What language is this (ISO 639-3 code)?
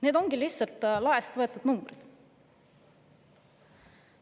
est